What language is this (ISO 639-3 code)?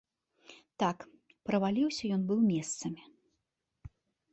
bel